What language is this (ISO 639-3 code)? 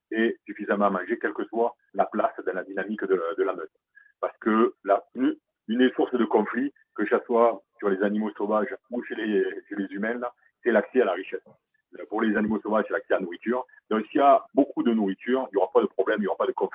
fra